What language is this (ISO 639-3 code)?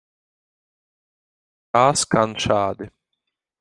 lav